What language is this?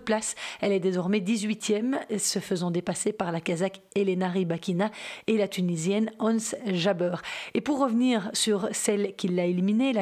French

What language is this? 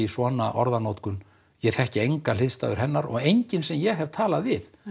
Icelandic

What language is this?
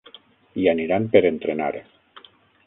Catalan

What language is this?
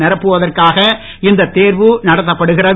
Tamil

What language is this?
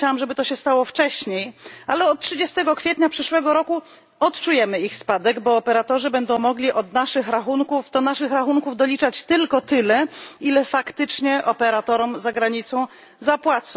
Polish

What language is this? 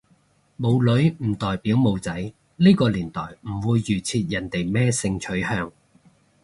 Cantonese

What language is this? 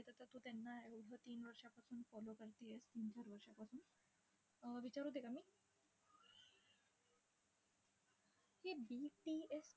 Marathi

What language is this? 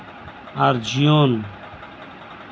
Santali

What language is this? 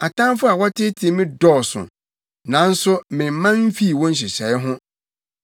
Akan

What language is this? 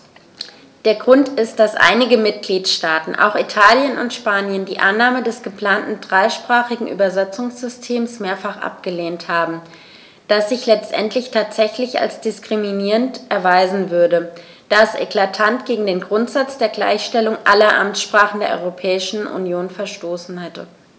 German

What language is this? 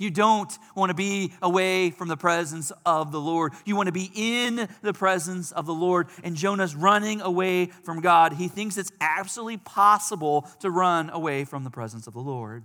English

